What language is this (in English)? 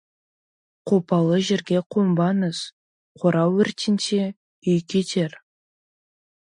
Kazakh